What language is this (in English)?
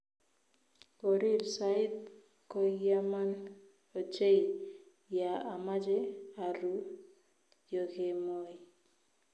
Kalenjin